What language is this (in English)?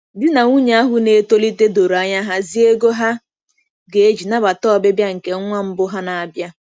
Igbo